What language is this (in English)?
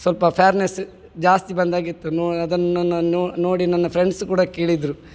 Kannada